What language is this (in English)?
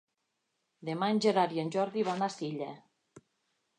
Catalan